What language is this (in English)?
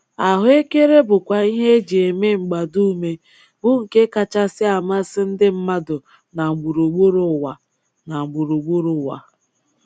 Igbo